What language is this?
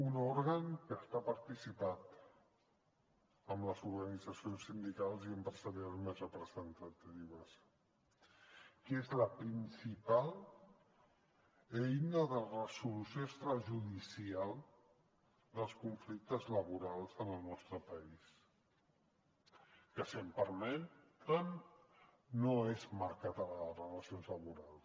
Catalan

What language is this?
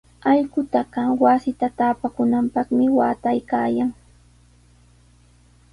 Sihuas Ancash Quechua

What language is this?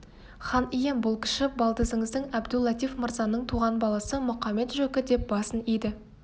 Kazakh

